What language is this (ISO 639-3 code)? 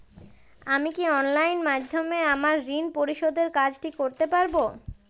ben